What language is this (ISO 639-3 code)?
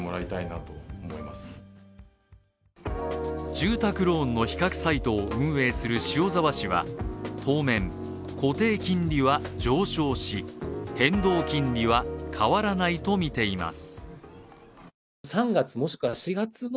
jpn